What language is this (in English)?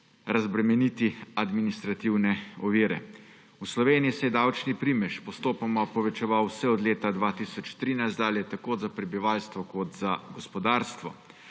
Slovenian